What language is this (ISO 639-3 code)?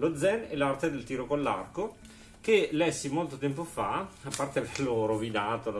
ita